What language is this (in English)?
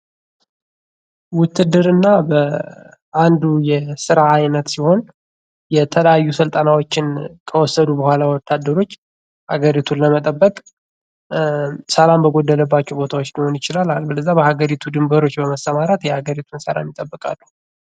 Amharic